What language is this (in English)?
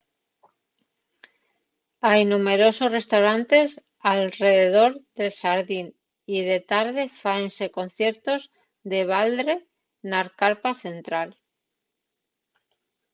Asturian